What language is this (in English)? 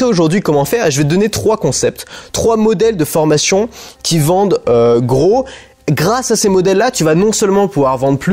French